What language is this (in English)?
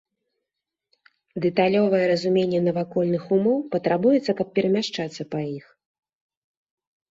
Belarusian